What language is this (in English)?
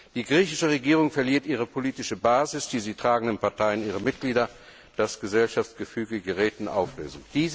German